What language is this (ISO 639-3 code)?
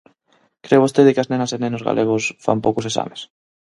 glg